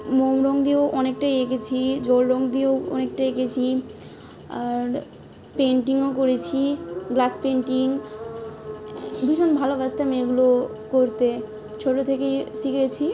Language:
Bangla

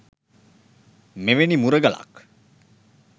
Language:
Sinhala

